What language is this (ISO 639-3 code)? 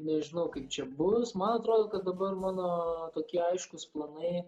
lit